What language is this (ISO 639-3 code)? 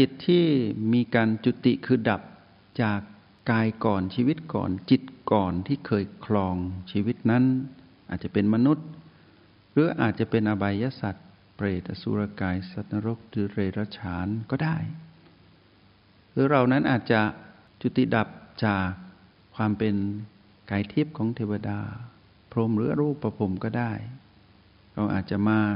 tha